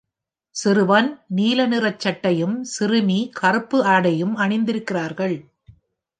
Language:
Tamil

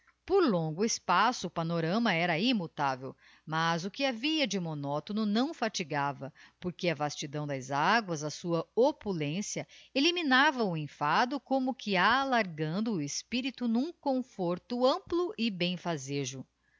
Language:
Portuguese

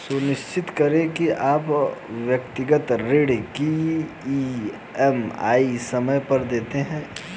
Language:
Hindi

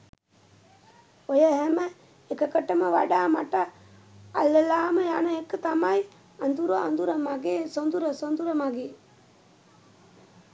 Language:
Sinhala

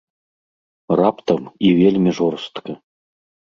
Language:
Belarusian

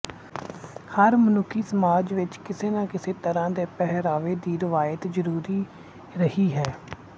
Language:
Punjabi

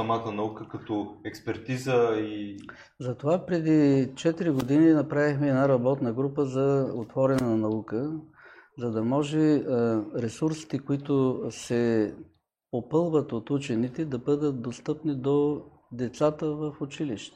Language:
Bulgarian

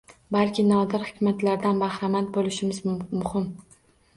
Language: Uzbek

